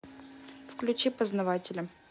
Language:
Russian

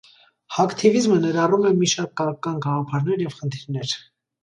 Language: Armenian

